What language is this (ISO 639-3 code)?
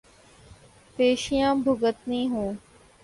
urd